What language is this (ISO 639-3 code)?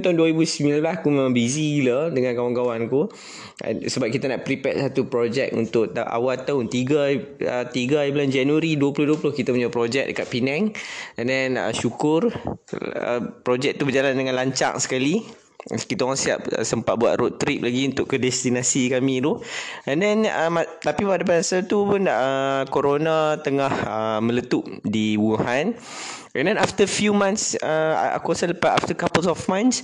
msa